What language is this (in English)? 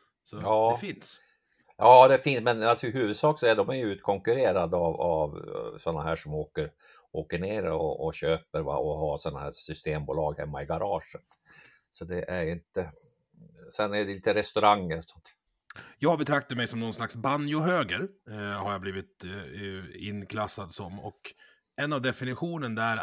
Swedish